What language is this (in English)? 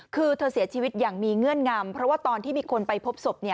Thai